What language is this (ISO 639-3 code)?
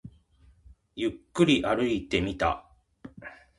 jpn